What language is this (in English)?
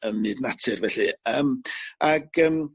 Welsh